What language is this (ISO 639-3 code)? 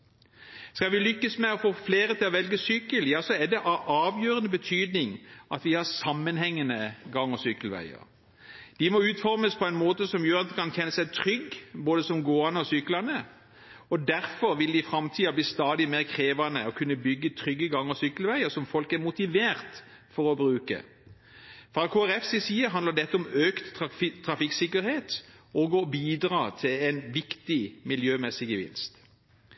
nob